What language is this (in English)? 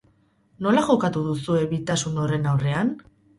Basque